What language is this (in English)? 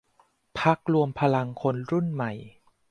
Thai